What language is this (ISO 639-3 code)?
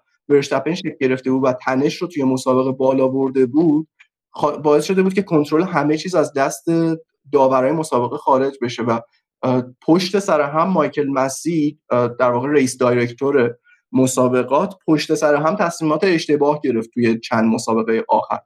fas